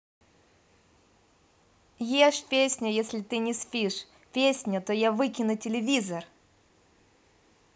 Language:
Russian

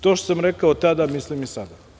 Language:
Serbian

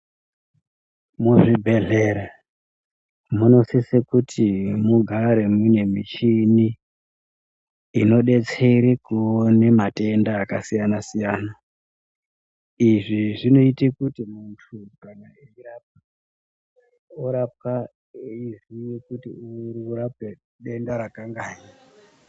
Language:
Ndau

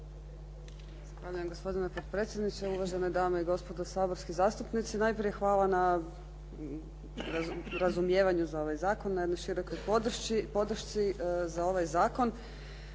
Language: Croatian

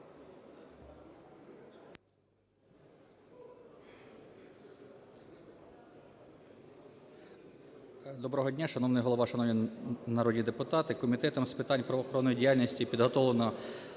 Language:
Ukrainian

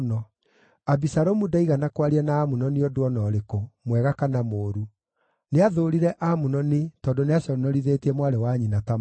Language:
Kikuyu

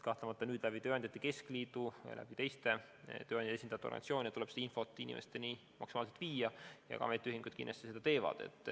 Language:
Estonian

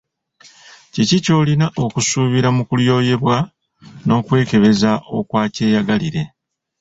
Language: Ganda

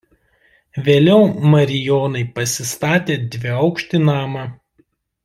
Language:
Lithuanian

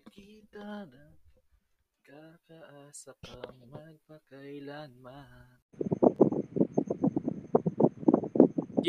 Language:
Filipino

